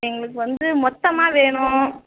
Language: Tamil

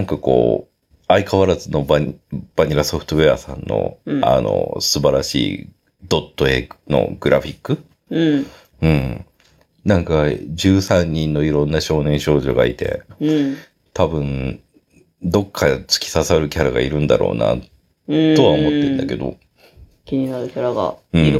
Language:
Japanese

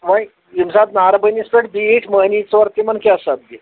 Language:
Kashmiri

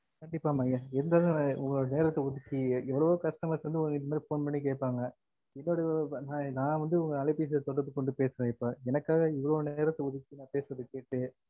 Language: Tamil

